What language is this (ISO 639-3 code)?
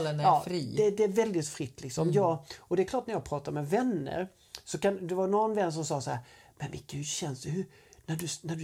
swe